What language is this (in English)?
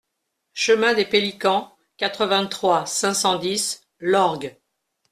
French